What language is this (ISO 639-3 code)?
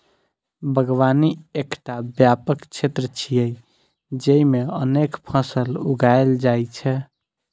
mai